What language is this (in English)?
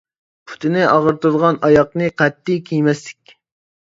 Uyghur